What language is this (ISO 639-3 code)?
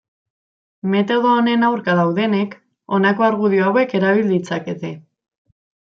eus